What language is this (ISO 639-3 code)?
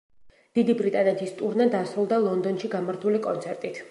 kat